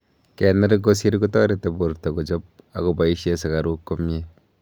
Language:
Kalenjin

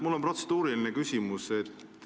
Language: Estonian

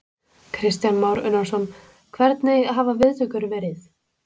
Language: Icelandic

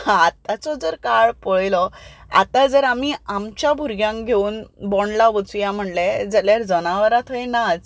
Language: Konkani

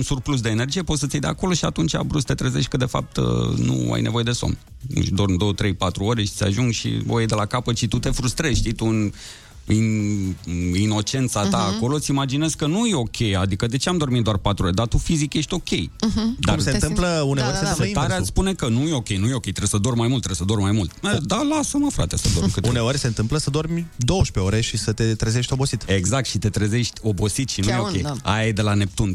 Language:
Romanian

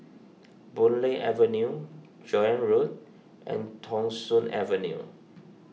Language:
English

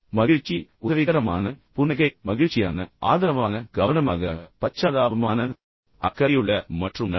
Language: Tamil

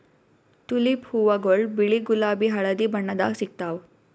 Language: Kannada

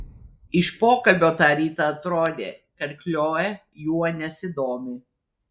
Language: Lithuanian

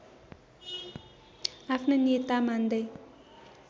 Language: Nepali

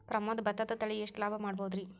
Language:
Kannada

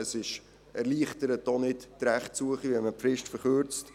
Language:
Swiss German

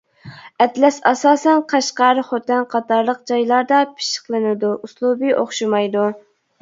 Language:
Uyghur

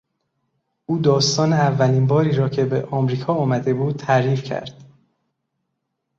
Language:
Persian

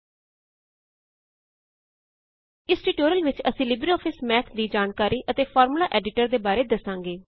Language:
Punjabi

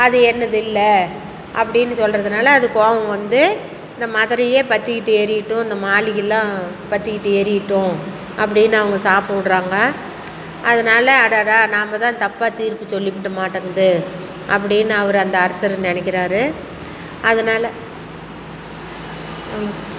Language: Tamil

